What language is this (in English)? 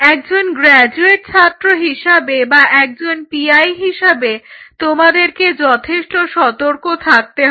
Bangla